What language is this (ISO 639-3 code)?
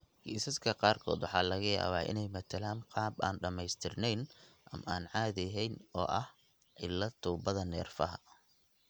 som